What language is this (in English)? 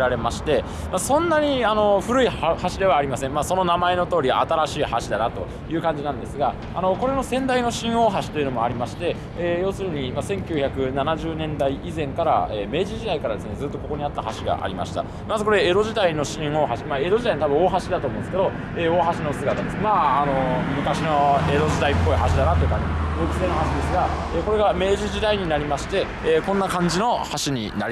Japanese